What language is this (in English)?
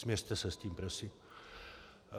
Czech